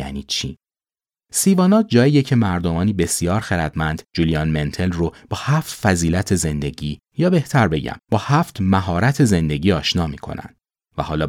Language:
Persian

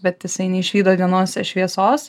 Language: Lithuanian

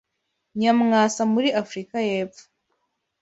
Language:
Kinyarwanda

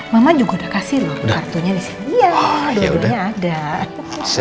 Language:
Indonesian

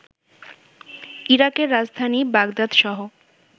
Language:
Bangla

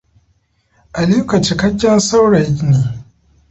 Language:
Hausa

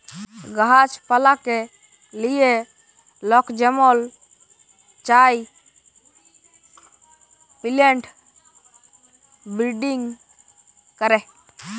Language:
Bangla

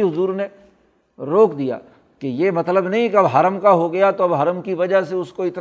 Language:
Urdu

